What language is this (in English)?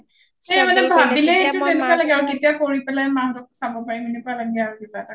Assamese